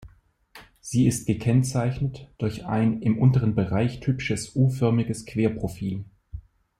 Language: German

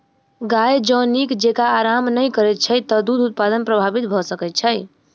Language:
Maithili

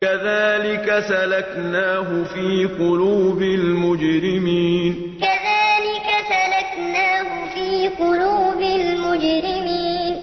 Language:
Arabic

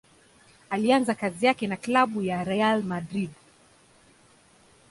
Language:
Swahili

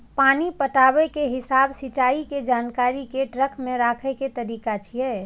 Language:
Maithili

